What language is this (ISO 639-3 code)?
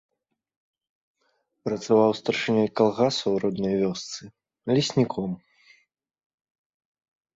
bel